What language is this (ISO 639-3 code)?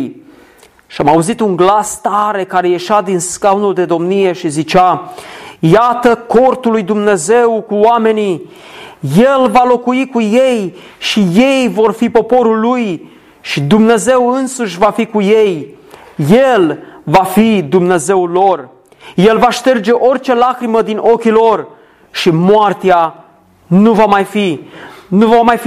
ron